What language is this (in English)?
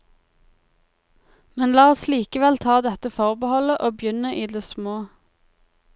Norwegian